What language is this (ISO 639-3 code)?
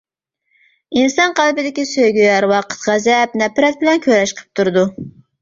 uig